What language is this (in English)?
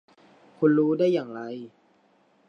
Thai